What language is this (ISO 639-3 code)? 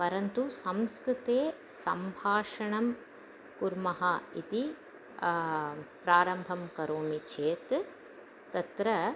san